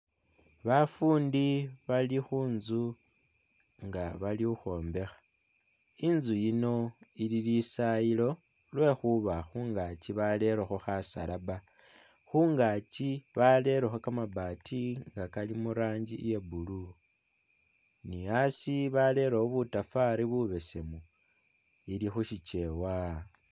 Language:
Masaaba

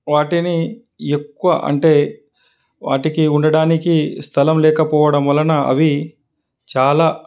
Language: Telugu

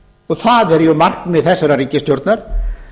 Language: Icelandic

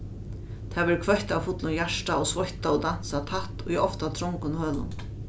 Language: Faroese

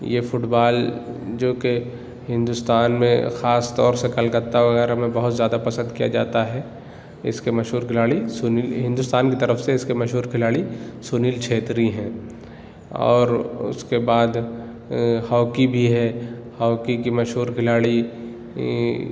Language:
Urdu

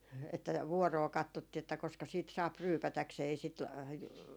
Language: Finnish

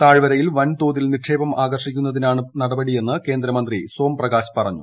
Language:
Malayalam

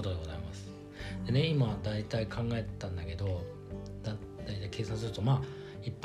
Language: Japanese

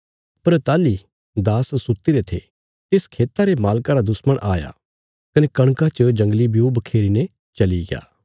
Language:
Bilaspuri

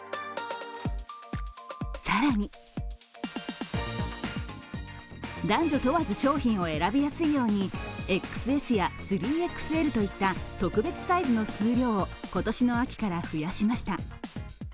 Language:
Japanese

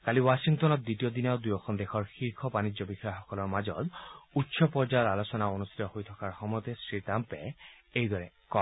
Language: Assamese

